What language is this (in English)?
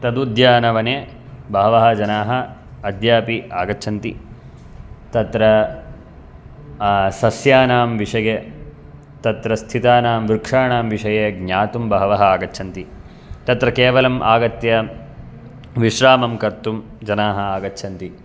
Sanskrit